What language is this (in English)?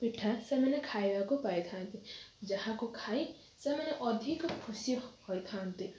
Odia